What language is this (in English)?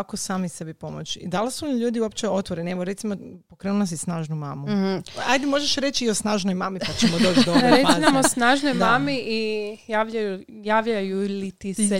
Croatian